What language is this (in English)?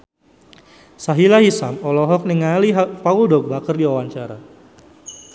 Sundanese